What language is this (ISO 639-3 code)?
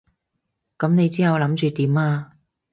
yue